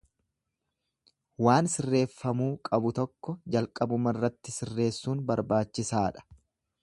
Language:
Oromo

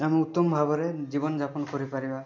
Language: Odia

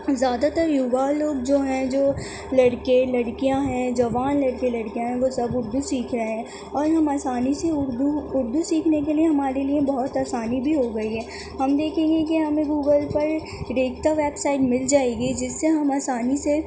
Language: Urdu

